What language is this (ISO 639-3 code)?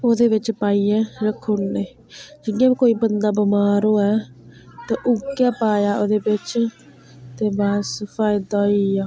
doi